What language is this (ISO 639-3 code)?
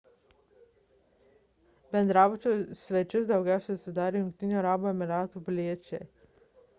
lit